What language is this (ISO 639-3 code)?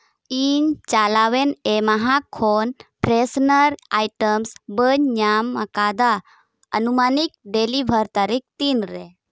sat